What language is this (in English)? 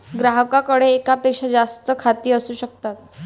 Marathi